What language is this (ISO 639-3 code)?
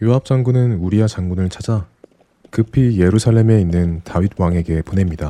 kor